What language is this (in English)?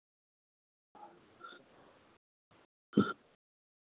Sindhi